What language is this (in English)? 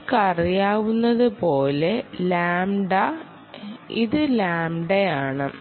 Malayalam